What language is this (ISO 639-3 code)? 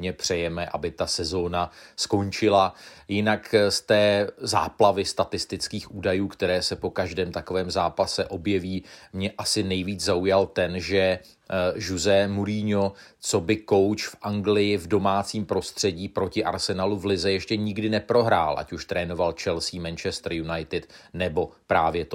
ces